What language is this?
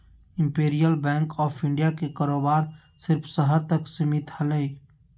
Magahi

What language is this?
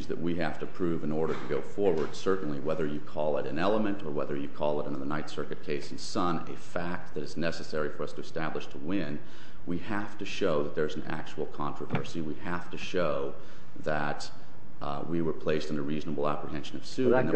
English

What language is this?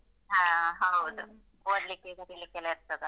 Kannada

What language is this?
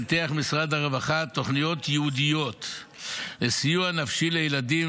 Hebrew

